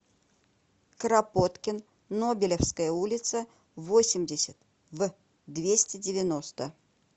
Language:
Russian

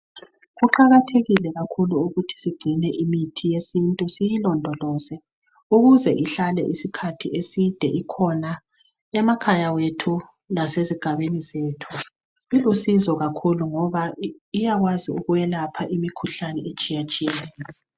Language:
North Ndebele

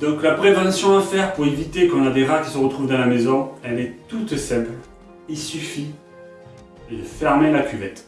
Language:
French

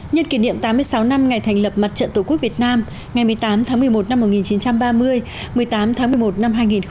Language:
Vietnamese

